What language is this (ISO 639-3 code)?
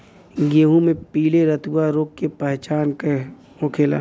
bho